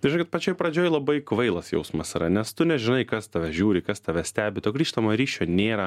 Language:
Lithuanian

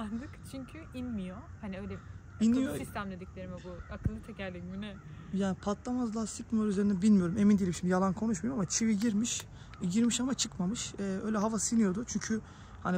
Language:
Turkish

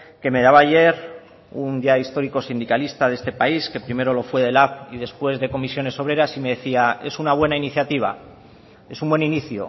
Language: Spanish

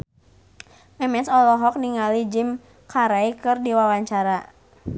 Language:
Sundanese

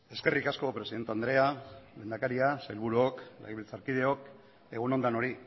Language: Basque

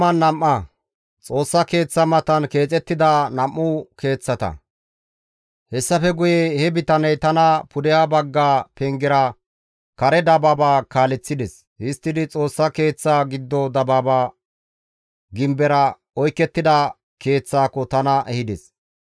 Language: Gamo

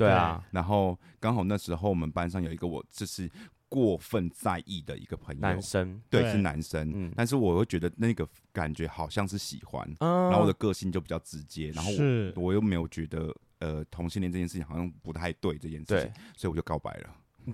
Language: Chinese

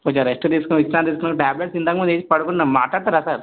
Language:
Telugu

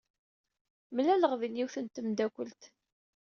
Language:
Kabyle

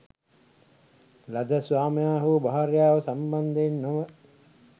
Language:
Sinhala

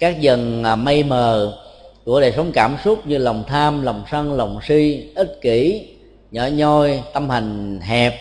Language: Vietnamese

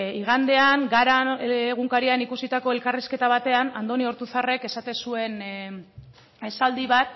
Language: Basque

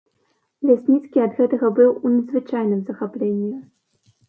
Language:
Belarusian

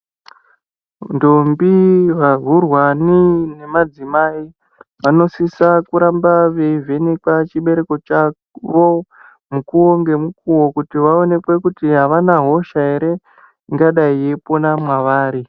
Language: Ndau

